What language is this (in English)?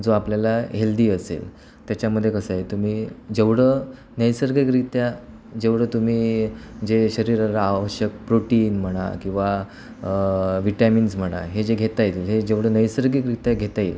Marathi